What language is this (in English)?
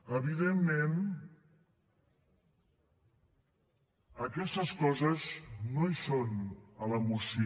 Catalan